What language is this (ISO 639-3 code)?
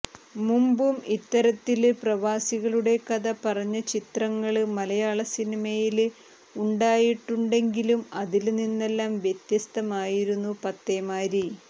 mal